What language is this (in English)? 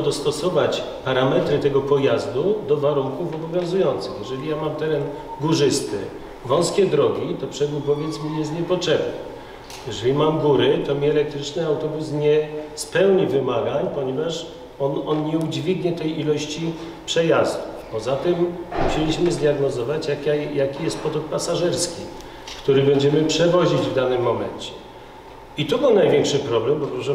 Polish